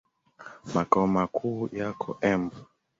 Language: Swahili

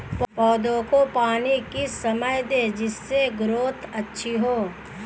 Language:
Hindi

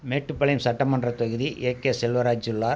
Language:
Tamil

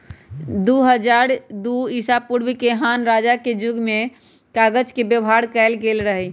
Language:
Magahi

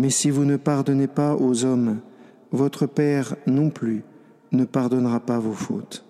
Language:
French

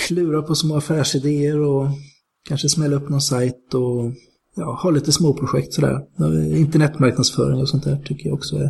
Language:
Swedish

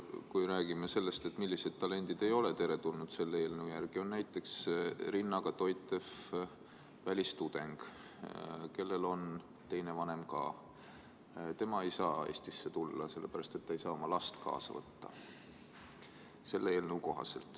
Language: Estonian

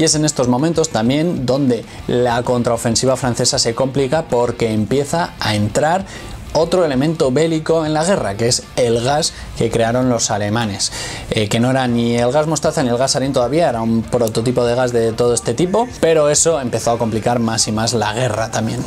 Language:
Spanish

